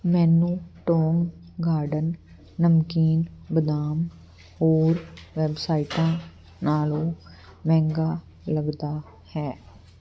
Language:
Punjabi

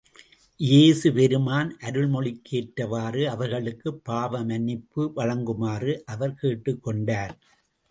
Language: Tamil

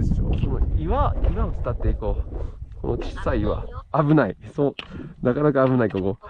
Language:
Japanese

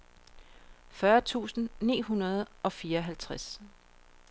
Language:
Danish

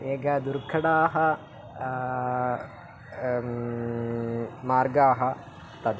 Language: Sanskrit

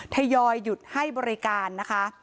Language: Thai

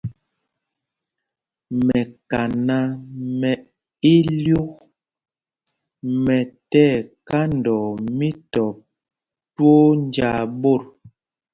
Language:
Mpumpong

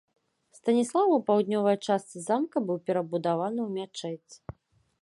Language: Belarusian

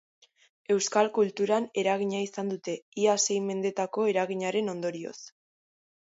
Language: Basque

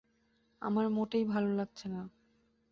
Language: Bangla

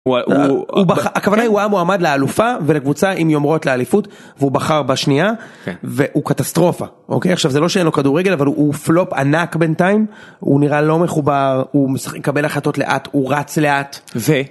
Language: Hebrew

